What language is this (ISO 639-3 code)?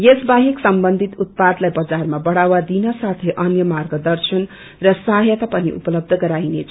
nep